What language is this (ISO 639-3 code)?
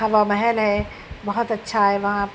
urd